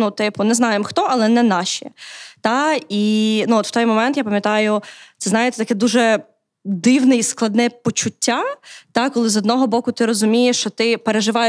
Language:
Ukrainian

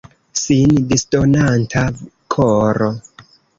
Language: Esperanto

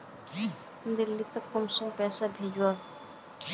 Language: Magahi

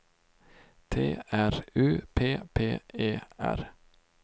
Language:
Swedish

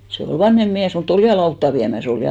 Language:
Finnish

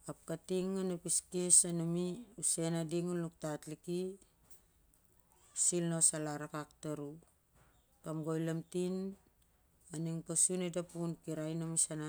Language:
Siar-Lak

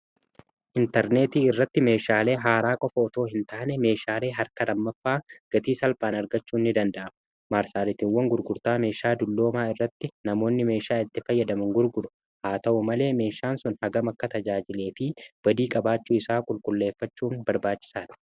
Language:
Oromo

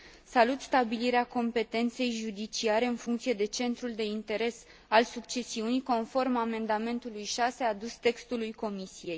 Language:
Romanian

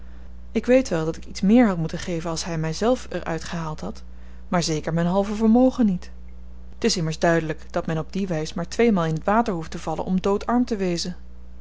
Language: Dutch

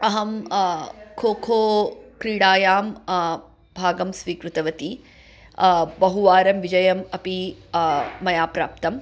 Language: Sanskrit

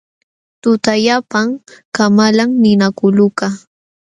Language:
Jauja Wanca Quechua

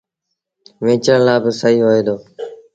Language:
Sindhi Bhil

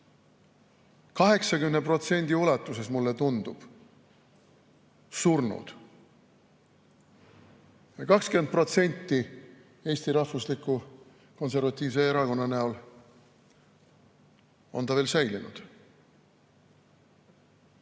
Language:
Estonian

